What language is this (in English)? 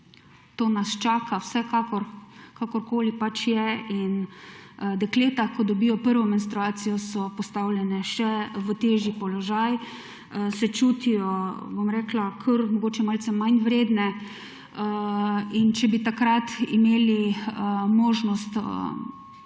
Slovenian